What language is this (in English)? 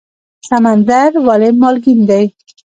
Pashto